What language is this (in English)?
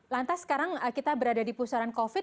Indonesian